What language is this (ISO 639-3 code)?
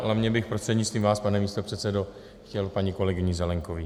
ces